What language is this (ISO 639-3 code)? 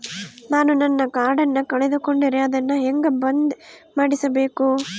kan